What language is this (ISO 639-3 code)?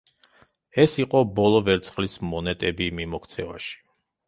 kat